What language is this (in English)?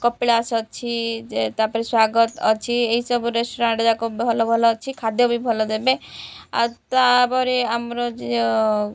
Odia